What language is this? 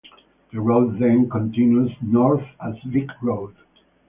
English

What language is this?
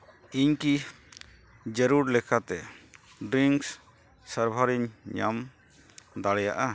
Santali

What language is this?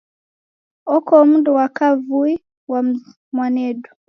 Taita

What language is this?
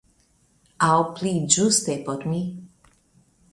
Esperanto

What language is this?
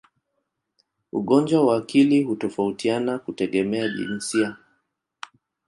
Swahili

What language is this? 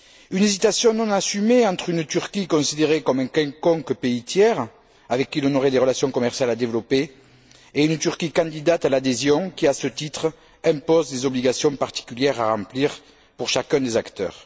French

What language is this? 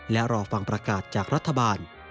Thai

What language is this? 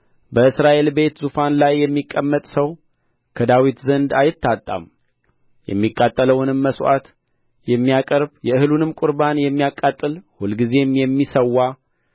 Amharic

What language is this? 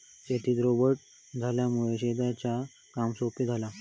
Marathi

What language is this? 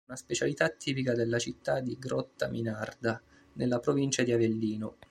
Italian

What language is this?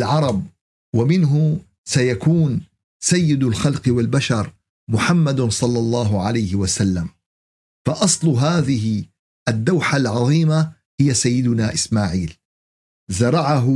Arabic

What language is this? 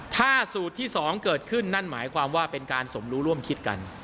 Thai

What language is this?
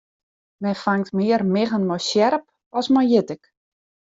Western Frisian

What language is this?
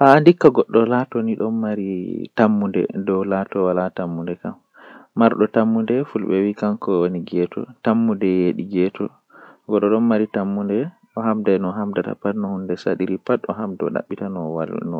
Western Niger Fulfulde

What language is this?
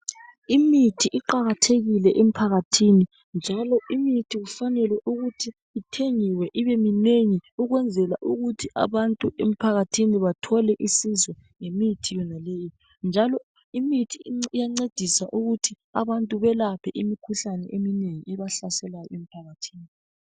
North Ndebele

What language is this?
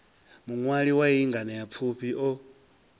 Venda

